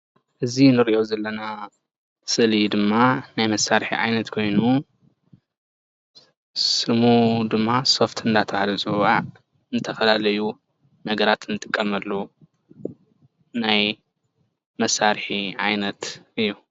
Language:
Tigrinya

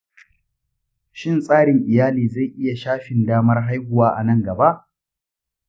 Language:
Hausa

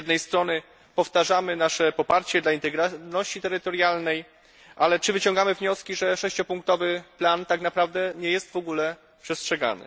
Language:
Polish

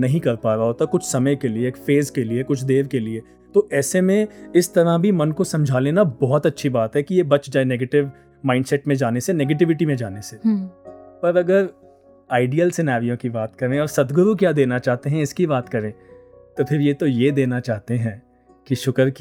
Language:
Hindi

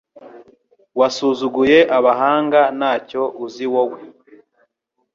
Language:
Kinyarwanda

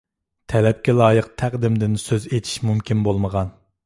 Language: Uyghur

